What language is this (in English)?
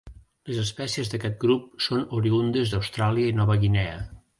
Catalan